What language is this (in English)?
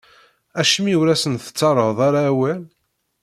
Kabyle